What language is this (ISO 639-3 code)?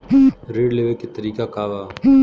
bho